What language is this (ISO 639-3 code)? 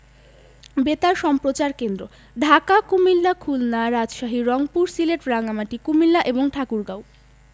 ben